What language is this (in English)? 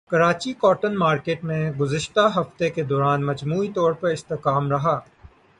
Urdu